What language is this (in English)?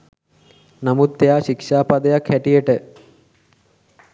Sinhala